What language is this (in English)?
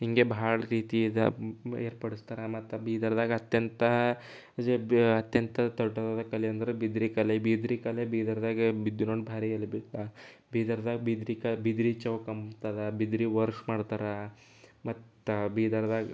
Kannada